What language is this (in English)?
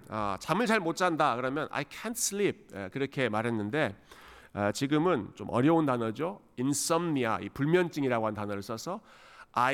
Korean